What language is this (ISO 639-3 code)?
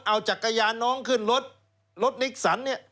tha